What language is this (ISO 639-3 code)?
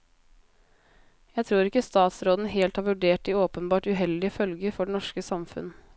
nor